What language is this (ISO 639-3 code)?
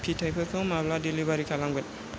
brx